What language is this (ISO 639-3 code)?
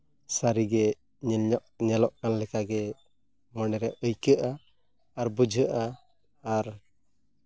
sat